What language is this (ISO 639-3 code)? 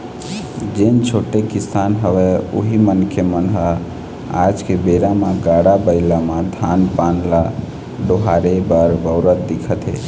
hne